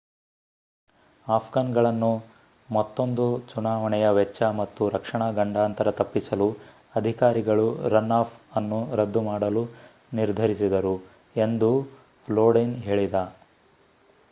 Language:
Kannada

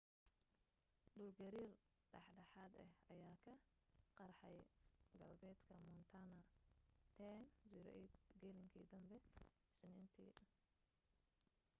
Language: Somali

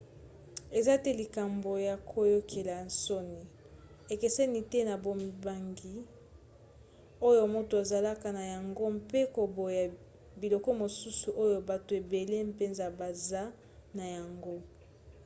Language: Lingala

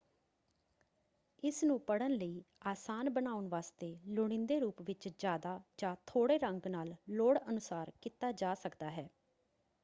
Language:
Punjabi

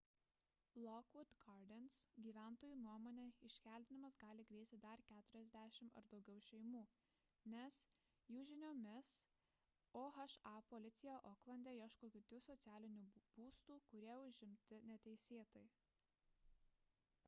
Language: Lithuanian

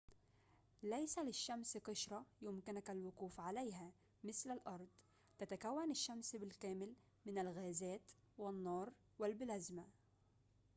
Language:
Arabic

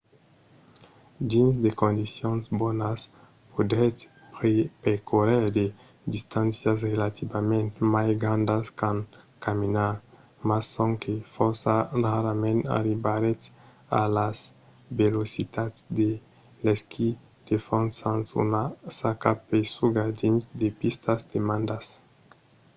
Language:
Occitan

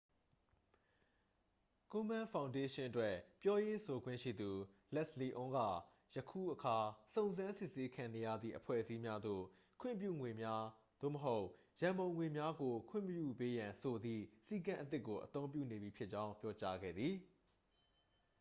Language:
Burmese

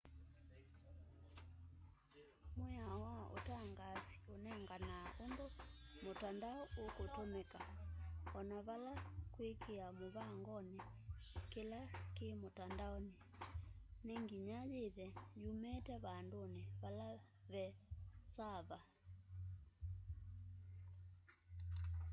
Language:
Kamba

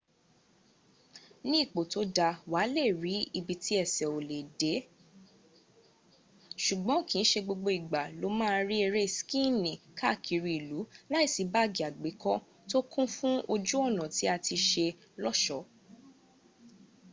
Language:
Yoruba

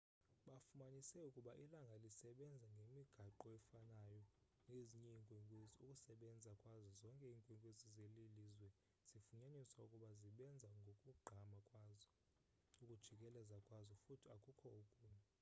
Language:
Xhosa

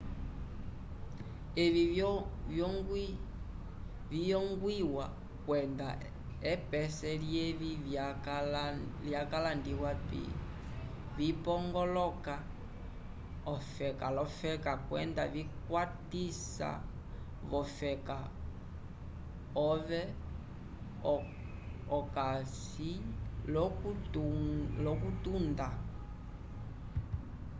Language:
Umbundu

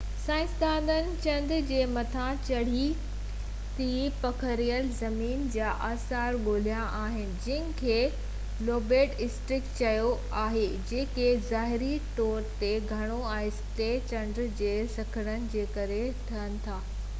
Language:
Sindhi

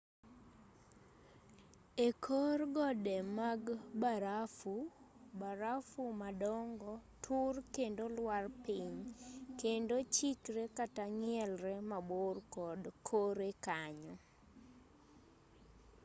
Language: Luo (Kenya and Tanzania)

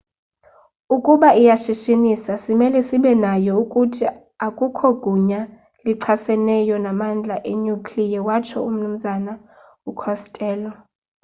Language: Xhosa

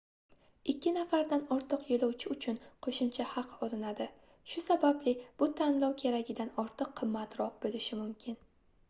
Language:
Uzbek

